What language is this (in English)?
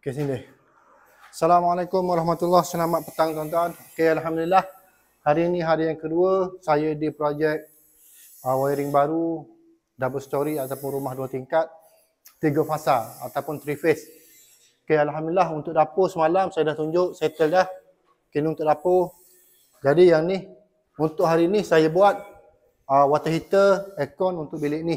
Malay